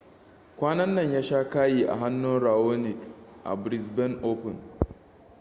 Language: Hausa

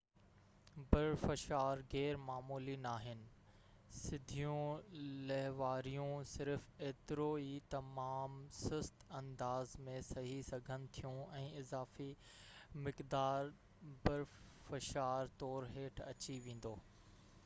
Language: Sindhi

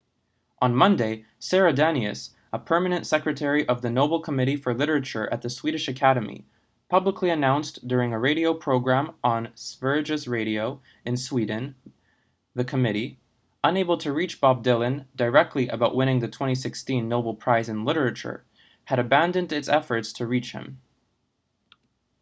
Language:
English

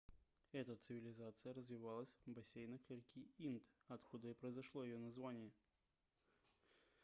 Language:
Russian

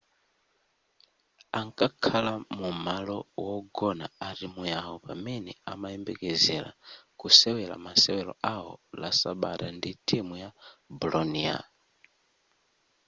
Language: Nyanja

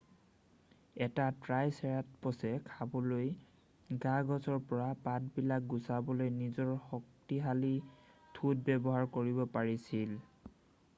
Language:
Assamese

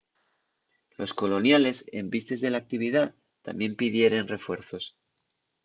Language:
Asturian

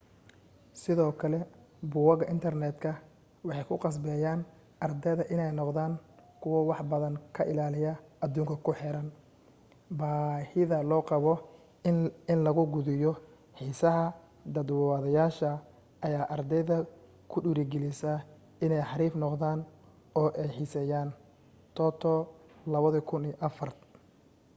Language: Somali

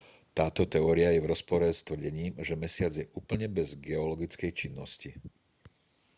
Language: Slovak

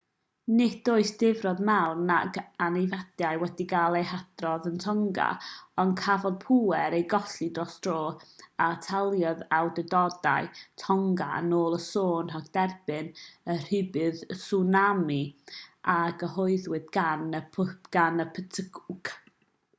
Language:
Welsh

